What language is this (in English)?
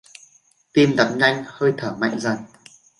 Vietnamese